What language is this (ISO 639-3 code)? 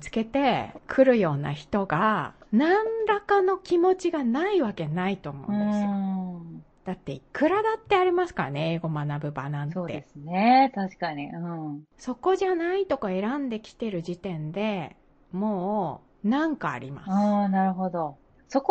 jpn